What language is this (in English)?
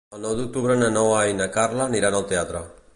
Catalan